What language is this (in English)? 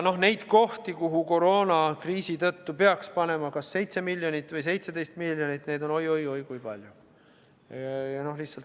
Estonian